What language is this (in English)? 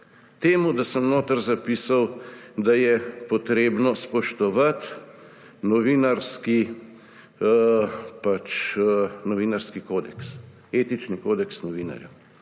Slovenian